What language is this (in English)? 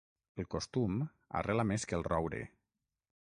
Catalan